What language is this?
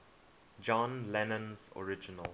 English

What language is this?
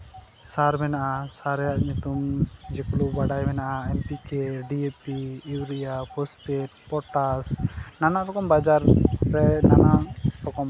Santali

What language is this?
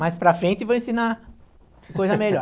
Portuguese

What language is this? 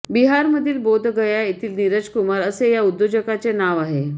Marathi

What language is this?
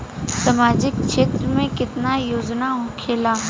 Bhojpuri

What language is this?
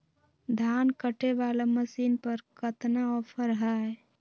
Magahi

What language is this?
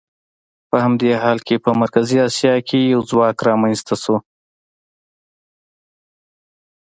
Pashto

